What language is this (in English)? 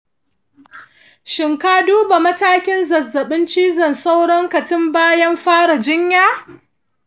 Hausa